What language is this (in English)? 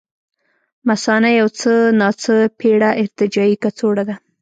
Pashto